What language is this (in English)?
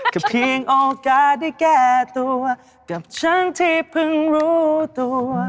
Thai